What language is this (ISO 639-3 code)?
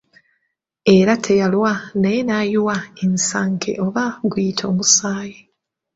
lug